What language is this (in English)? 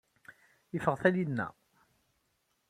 Kabyle